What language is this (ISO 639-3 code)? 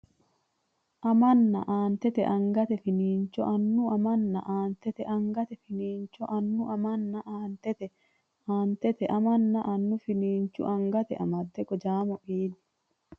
sid